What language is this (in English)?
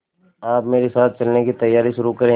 Hindi